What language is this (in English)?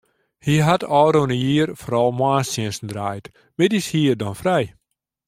Western Frisian